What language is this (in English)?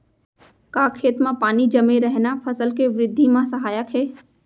Chhattisgarhi